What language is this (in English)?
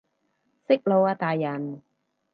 Cantonese